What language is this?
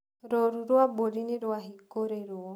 Kikuyu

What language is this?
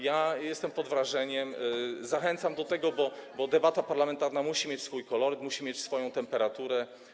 Polish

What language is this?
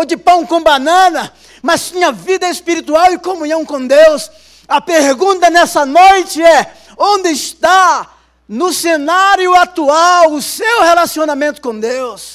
Portuguese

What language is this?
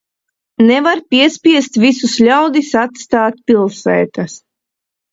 Latvian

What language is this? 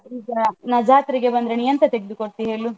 Kannada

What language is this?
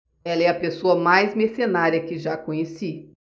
Portuguese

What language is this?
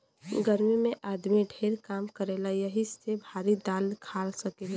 Bhojpuri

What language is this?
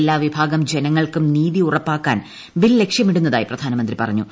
Malayalam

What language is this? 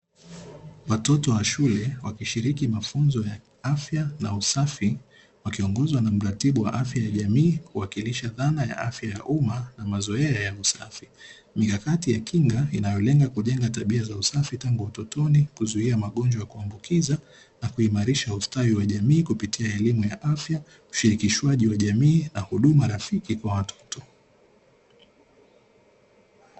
Swahili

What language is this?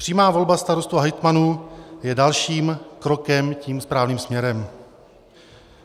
Czech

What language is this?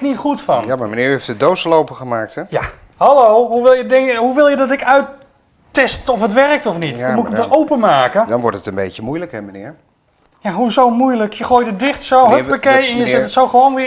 Dutch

